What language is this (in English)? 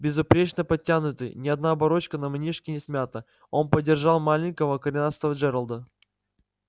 Russian